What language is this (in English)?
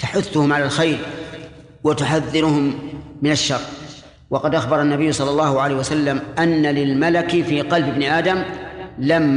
Arabic